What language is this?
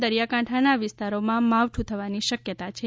Gujarati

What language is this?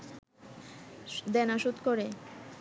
Bangla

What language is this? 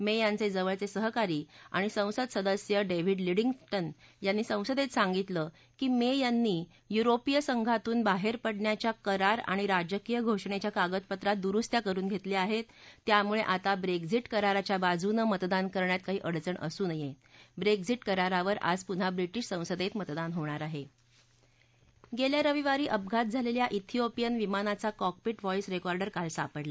Marathi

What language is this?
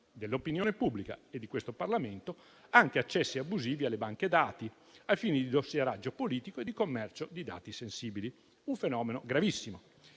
Italian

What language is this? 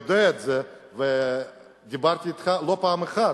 Hebrew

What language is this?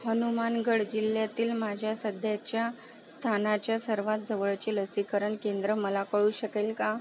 Marathi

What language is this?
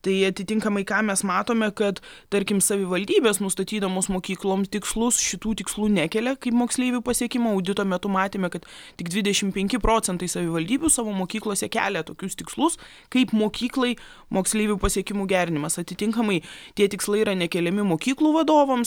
Lithuanian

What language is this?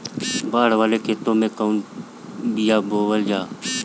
Bhojpuri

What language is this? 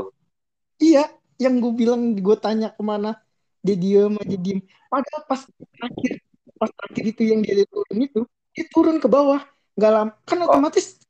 Indonesian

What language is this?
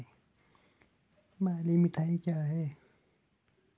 Hindi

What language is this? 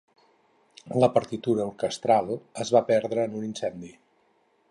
Catalan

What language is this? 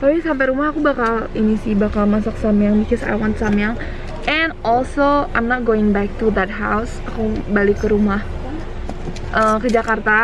Indonesian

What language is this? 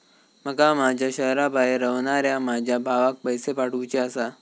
Marathi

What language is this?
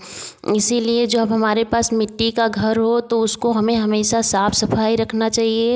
Hindi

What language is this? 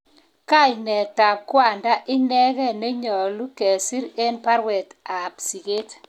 Kalenjin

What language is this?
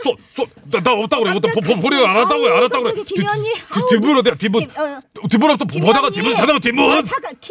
Korean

